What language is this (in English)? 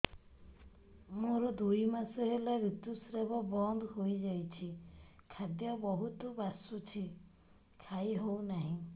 Odia